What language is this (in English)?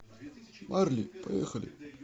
Russian